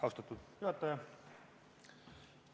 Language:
Estonian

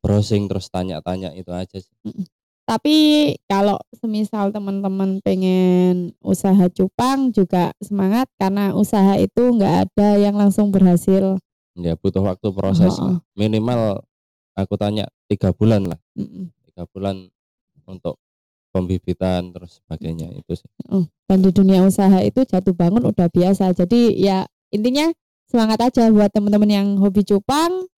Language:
Indonesian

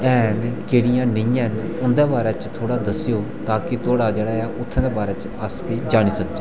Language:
Dogri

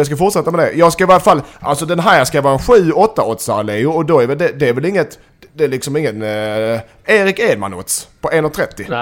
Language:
Swedish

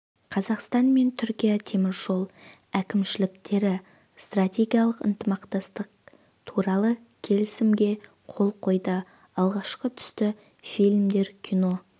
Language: Kazakh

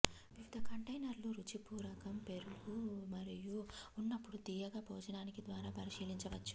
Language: Telugu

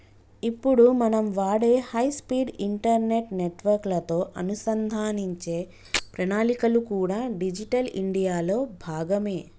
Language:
Telugu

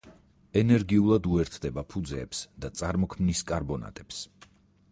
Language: Georgian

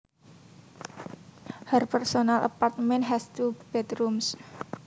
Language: Javanese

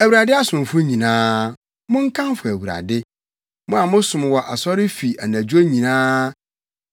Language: Akan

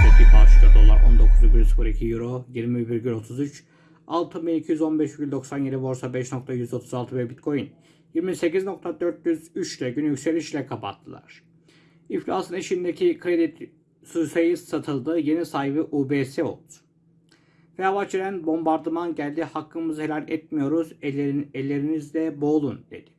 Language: Turkish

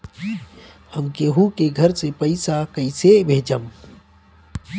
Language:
Bhojpuri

